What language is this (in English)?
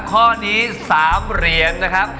Thai